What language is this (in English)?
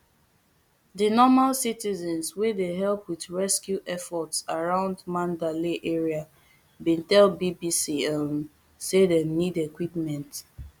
Nigerian Pidgin